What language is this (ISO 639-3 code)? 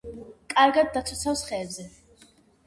kat